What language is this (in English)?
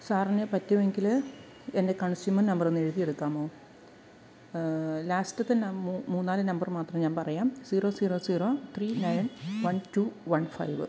Malayalam